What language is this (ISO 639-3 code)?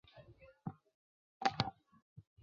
zho